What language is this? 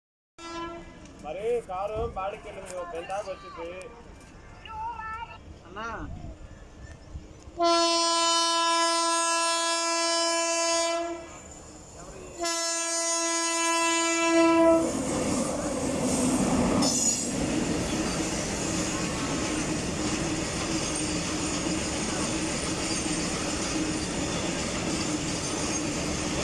Telugu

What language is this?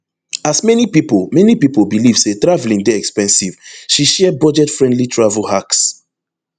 Nigerian Pidgin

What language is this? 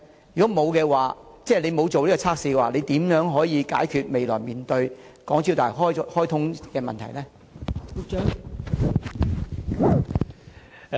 Cantonese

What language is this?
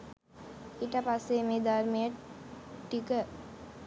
Sinhala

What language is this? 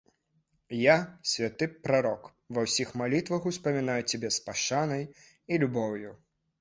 Belarusian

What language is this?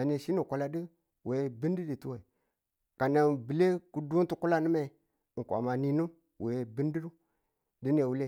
Tula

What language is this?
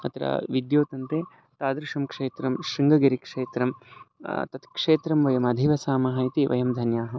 Sanskrit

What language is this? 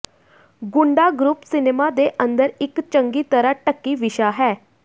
Punjabi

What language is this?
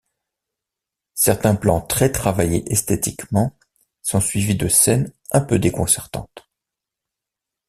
French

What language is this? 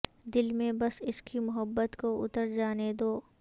Urdu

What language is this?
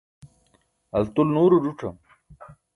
Burushaski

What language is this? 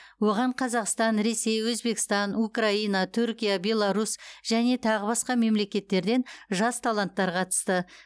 Kazakh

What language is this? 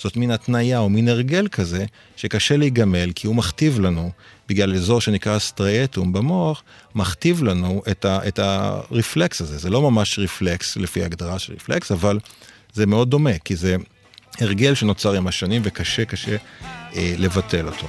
Hebrew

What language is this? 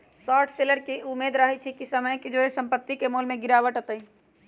Magahi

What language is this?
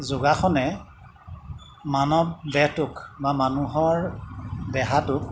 Assamese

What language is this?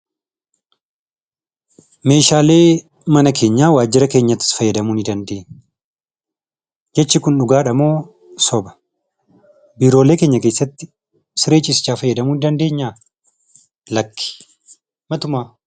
Oromo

